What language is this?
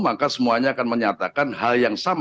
Indonesian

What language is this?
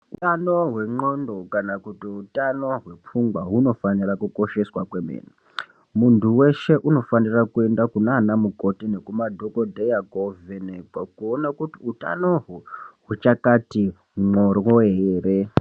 Ndau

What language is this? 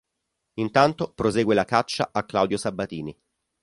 Italian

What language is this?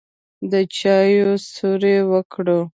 Pashto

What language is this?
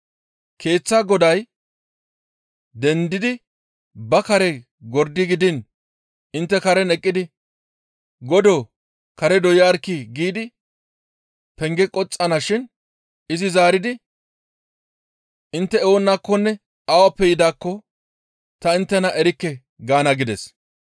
Gamo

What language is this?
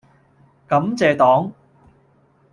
Cantonese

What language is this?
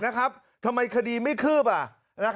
Thai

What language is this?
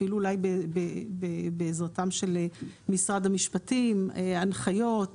Hebrew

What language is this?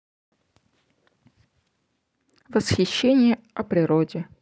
Russian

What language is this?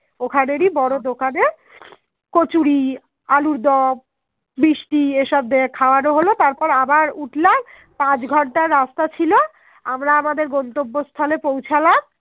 Bangla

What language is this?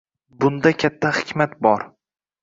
Uzbek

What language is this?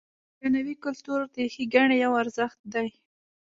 Pashto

